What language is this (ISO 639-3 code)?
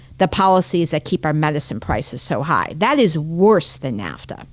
eng